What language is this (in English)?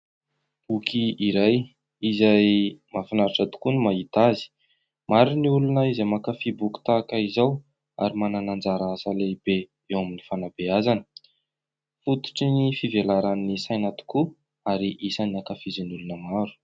Malagasy